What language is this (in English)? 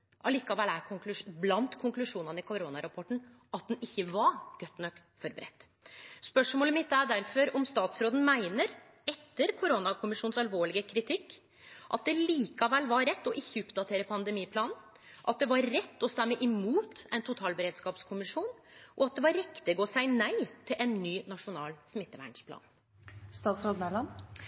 Norwegian Nynorsk